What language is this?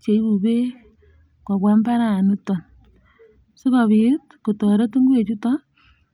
Kalenjin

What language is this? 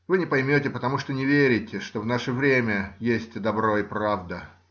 Russian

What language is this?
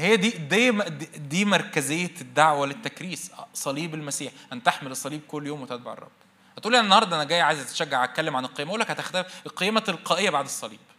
Arabic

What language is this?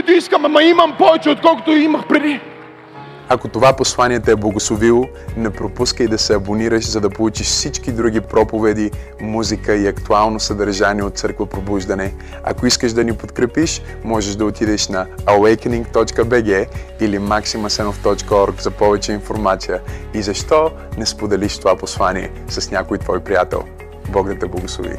Bulgarian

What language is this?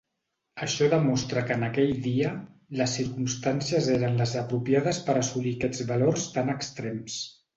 Catalan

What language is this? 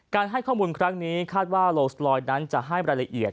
Thai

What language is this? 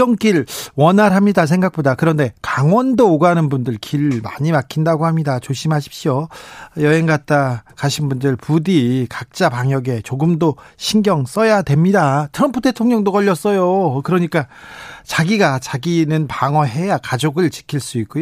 Korean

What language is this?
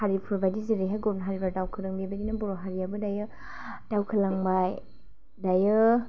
Bodo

